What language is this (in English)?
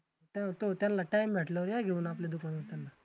Marathi